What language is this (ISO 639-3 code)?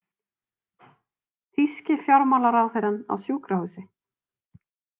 isl